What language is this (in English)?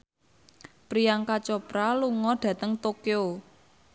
Javanese